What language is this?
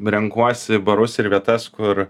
Lithuanian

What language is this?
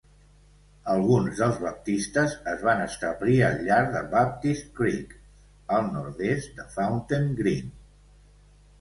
Catalan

